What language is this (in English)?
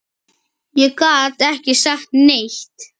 Icelandic